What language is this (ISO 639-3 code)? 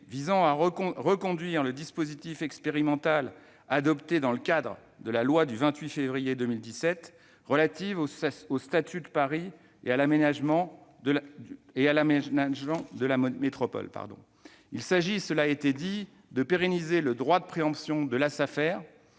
fra